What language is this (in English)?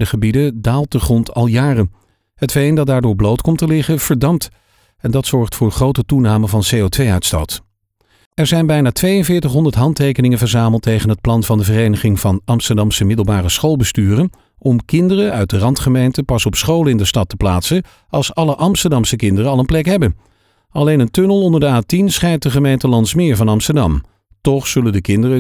Dutch